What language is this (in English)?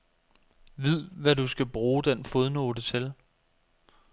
Danish